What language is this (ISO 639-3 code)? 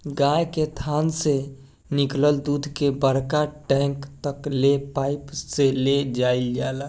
bho